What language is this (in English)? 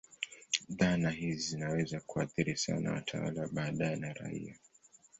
Swahili